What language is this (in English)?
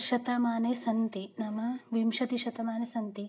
Sanskrit